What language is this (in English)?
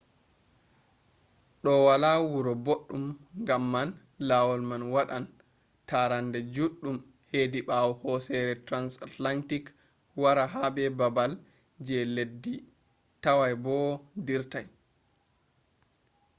Fula